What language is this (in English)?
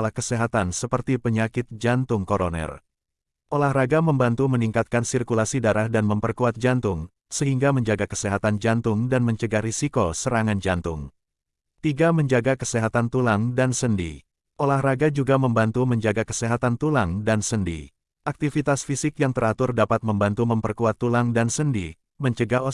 Indonesian